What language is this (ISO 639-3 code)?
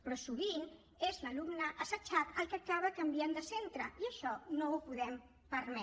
cat